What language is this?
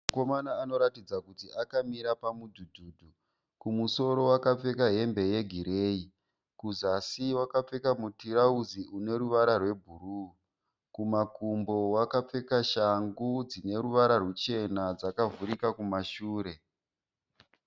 Shona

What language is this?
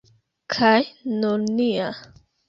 Esperanto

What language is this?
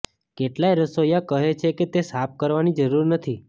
Gujarati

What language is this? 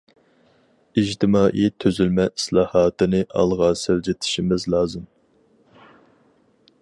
Uyghur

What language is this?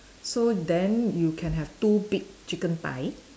English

